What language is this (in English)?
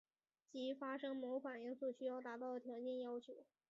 Chinese